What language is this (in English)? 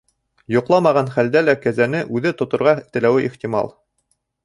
Bashkir